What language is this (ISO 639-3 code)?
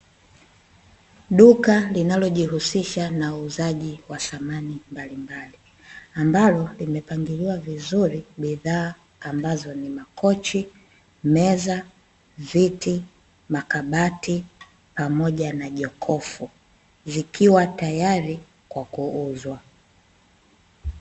swa